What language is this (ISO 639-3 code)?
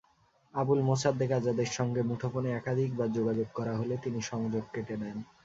ben